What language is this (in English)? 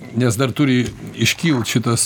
Lithuanian